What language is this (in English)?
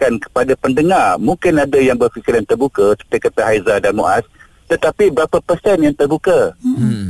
Malay